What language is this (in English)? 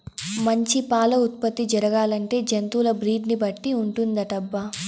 Telugu